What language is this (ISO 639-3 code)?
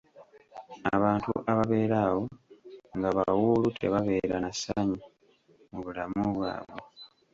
lug